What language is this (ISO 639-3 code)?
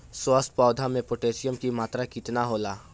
bho